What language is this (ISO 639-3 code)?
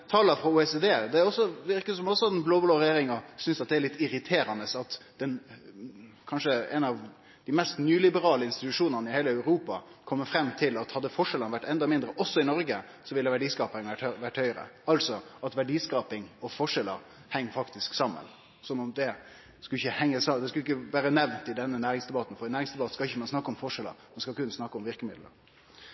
nno